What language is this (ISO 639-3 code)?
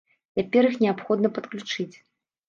bel